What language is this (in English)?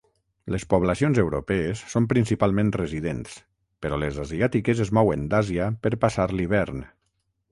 Catalan